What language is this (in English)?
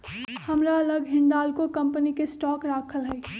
Magahi